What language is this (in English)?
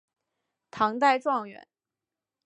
Chinese